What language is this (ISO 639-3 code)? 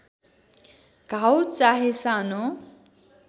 nep